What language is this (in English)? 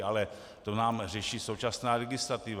Czech